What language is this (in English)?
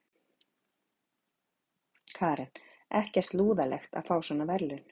Icelandic